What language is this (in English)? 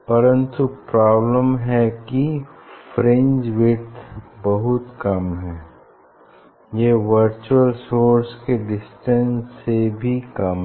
Hindi